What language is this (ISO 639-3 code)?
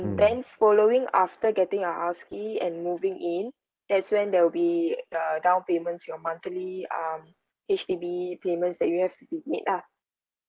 eng